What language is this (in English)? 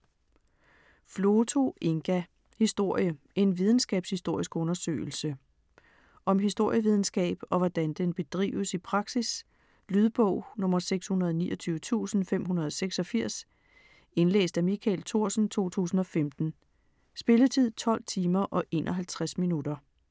Danish